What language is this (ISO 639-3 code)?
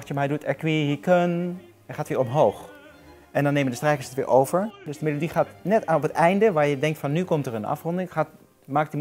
nld